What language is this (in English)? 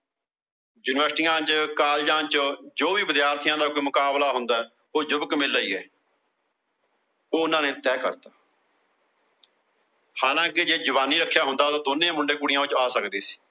Punjabi